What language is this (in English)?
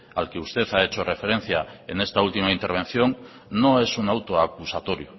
Spanish